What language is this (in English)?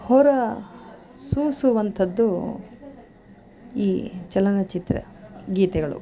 Kannada